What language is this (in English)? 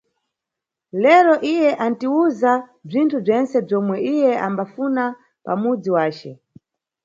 Nyungwe